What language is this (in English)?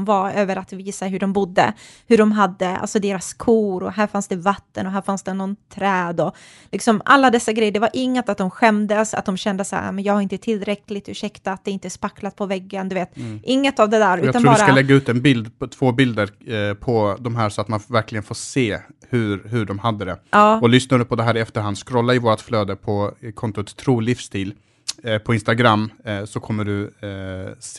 Swedish